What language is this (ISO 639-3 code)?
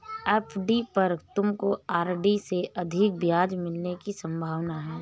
hin